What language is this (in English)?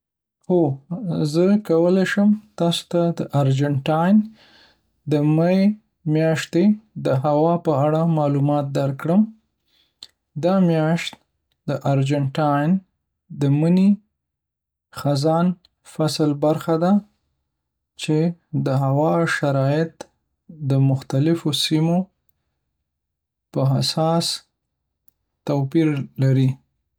Pashto